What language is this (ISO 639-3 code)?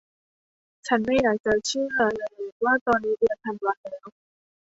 tha